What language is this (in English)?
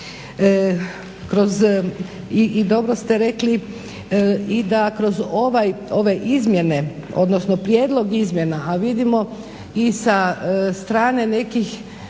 Croatian